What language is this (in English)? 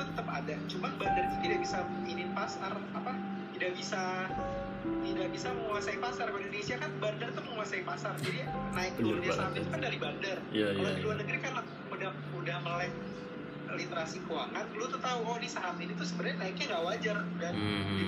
Indonesian